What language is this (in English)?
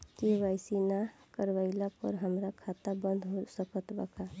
Bhojpuri